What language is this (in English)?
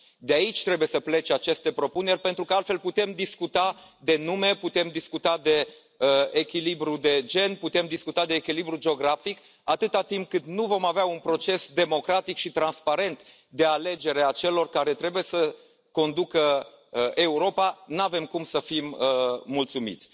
Romanian